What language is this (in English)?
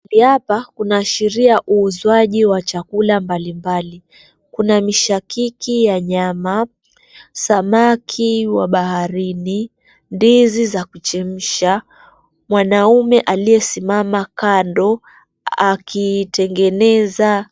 Swahili